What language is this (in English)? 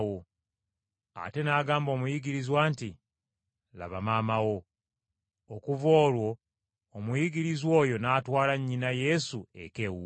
Ganda